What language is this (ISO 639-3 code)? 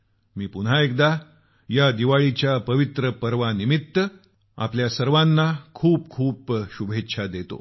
mar